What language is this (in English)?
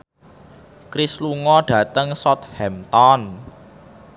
Javanese